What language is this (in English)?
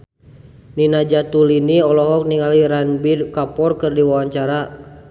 Sundanese